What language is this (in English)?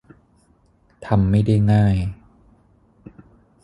Thai